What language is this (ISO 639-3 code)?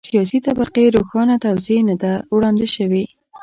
pus